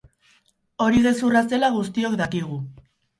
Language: Basque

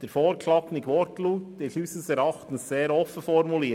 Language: Swiss German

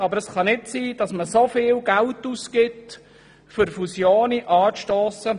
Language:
Swiss German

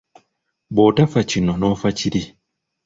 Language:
Ganda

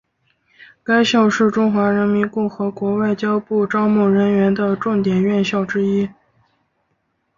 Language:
Chinese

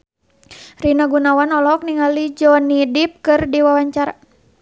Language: Sundanese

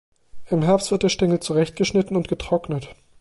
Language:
German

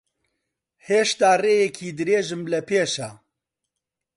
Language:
Central Kurdish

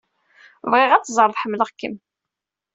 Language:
Kabyle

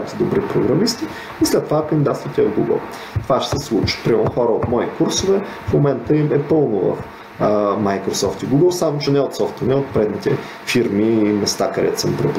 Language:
Bulgarian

